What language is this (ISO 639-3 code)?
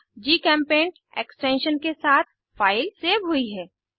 hin